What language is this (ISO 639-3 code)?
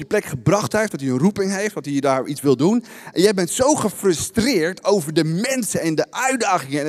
nld